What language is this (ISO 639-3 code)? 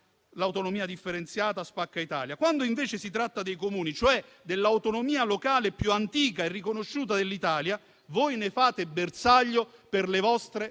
ita